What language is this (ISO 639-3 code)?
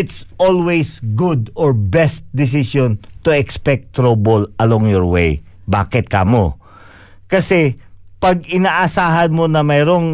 fil